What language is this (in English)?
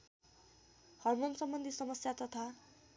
Nepali